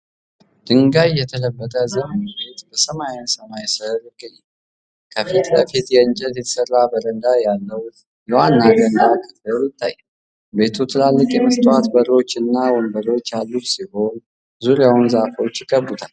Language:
Amharic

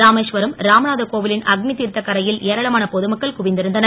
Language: Tamil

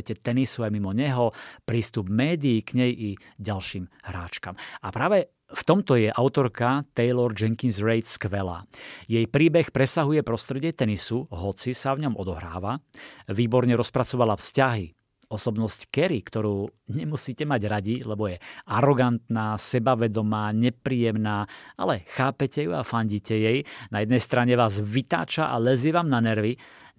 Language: Slovak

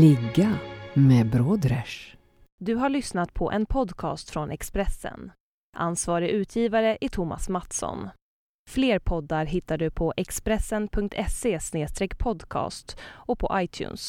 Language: Swedish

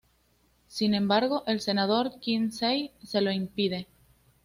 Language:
Spanish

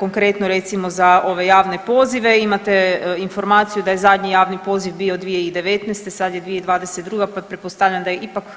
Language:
Croatian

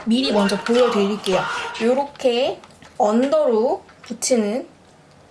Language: Korean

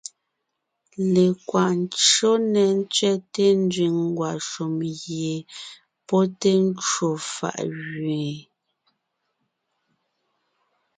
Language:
Ngiemboon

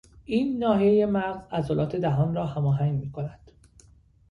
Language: Persian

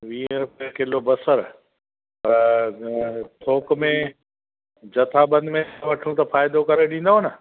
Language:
Sindhi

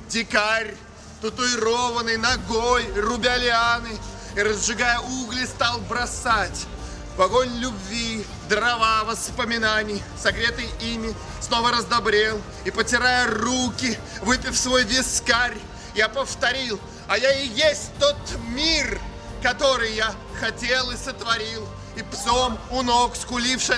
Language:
Russian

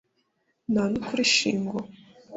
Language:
Kinyarwanda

